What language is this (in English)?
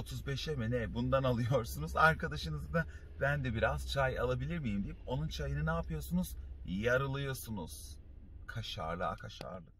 Turkish